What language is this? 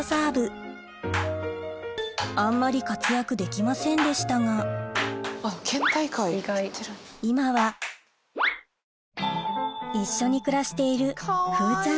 Japanese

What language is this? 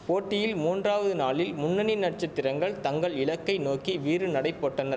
Tamil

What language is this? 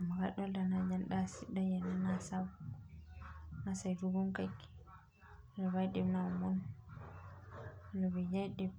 Masai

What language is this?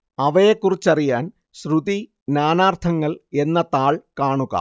Malayalam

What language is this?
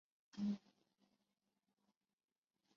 Chinese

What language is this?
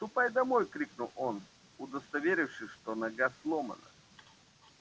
Russian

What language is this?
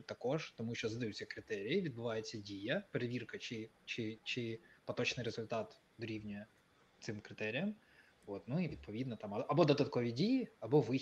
Ukrainian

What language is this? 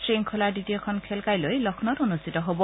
Assamese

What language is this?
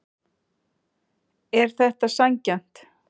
Icelandic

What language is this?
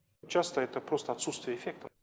Kazakh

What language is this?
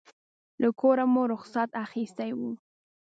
Pashto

